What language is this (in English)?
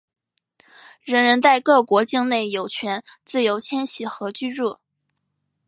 Chinese